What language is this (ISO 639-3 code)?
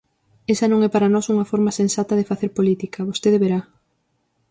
glg